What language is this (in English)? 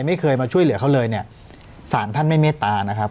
Thai